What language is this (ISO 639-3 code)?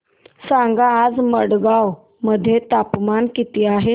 mar